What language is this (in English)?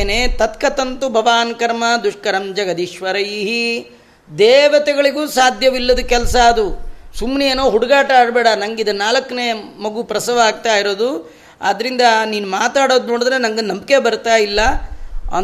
Kannada